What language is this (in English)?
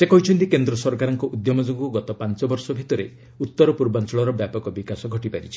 Odia